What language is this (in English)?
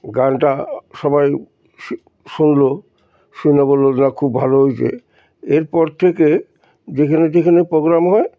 Bangla